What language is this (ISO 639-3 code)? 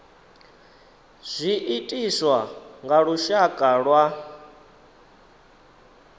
ven